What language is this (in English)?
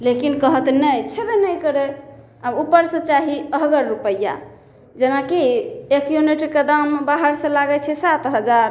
Maithili